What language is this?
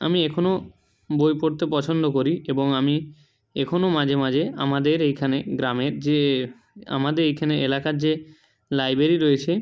Bangla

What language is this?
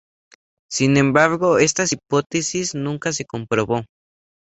Spanish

